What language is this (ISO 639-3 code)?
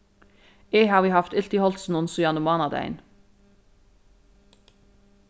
fao